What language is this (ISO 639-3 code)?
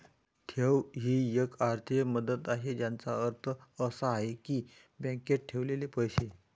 mar